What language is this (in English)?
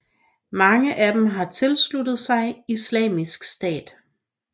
Danish